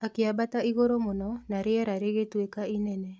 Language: Kikuyu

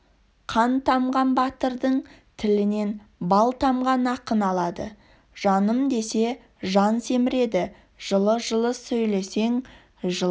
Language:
Kazakh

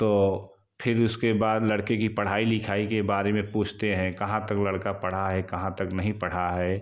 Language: Hindi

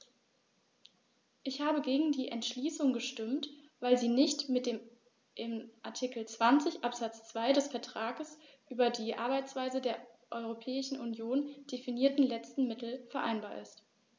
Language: German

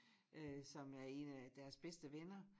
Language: Danish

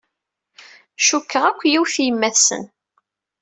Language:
Kabyle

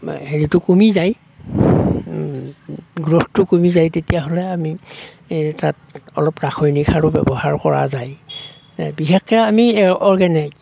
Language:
Assamese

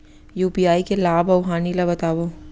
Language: Chhattisgarhi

